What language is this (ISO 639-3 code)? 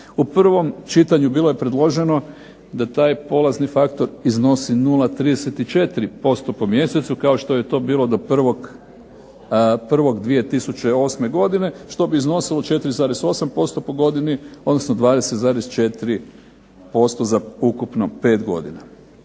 hrv